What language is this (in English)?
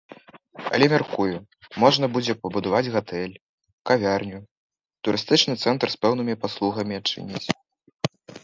Belarusian